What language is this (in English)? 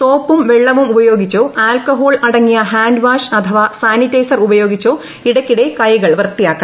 Malayalam